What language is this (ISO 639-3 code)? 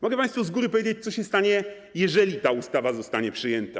pol